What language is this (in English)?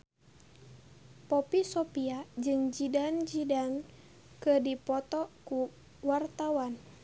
Sundanese